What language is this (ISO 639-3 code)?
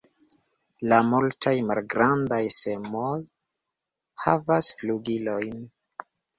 epo